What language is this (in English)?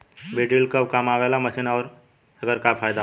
Bhojpuri